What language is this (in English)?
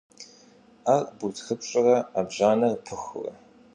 Kabardian